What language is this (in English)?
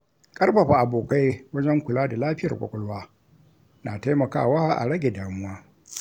Hausa